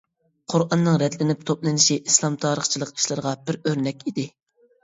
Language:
Uyghur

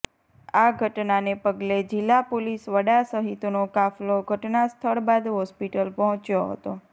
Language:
Gujarati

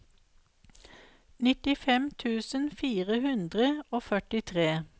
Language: Norwegian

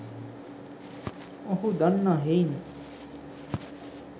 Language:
Sinhala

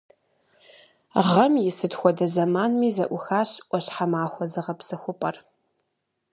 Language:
Kabardian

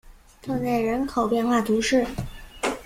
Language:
Chinese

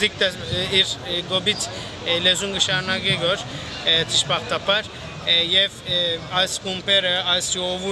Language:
Turkish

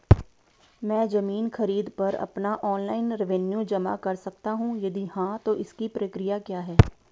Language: Hindi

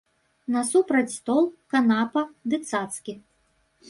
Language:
Belarusian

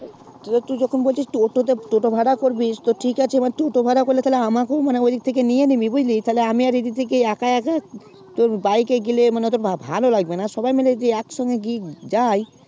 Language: Bangla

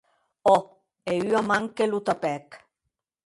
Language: Occitan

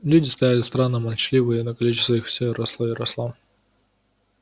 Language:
Russian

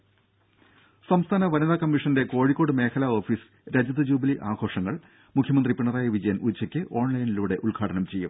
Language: Malayalam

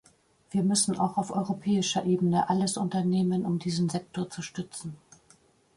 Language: German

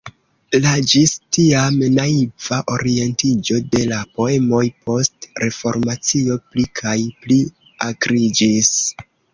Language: Esperanto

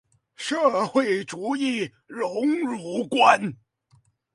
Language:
Chinese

